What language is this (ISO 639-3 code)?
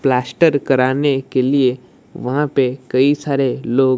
hin